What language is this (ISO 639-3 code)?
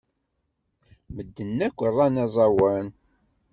kab